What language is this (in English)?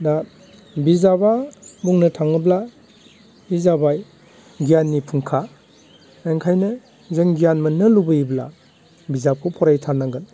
Bodo